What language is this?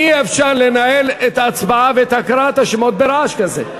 Hebrew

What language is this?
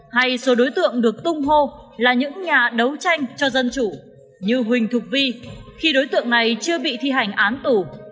Vietnamese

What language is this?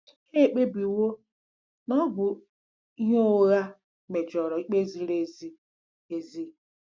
Igbo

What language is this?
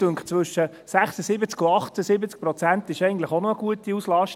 Swiss German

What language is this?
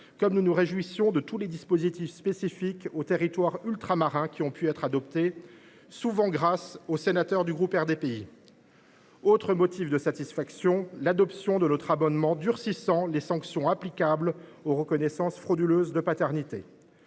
French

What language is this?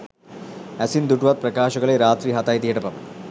Sinhala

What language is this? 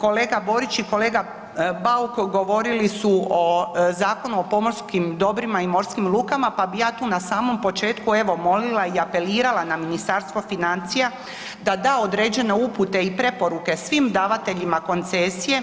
Croatian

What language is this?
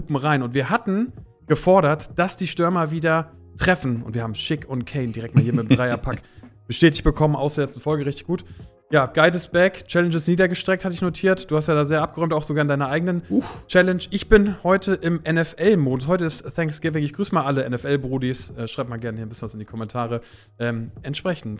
German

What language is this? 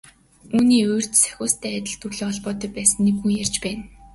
Mongolian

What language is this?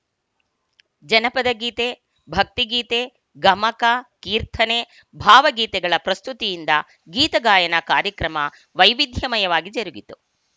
Kannada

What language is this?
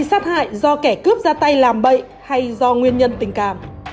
Vietnamese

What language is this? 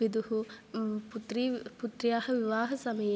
Sanskrit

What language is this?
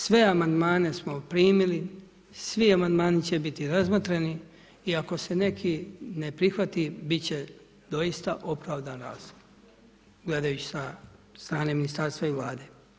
Croatian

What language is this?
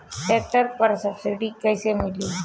Bhojpuri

